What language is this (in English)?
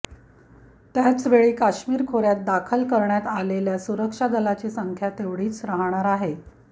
Marathi